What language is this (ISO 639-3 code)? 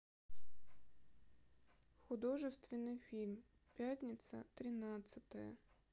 rus